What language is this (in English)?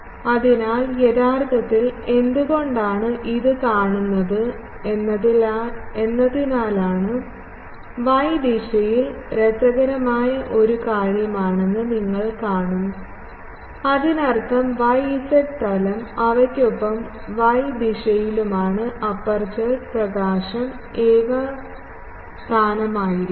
Malayalam